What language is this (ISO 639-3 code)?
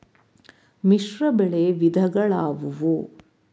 kan